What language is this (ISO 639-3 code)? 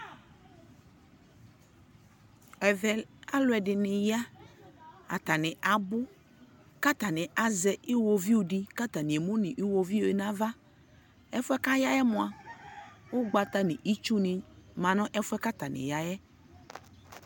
kpo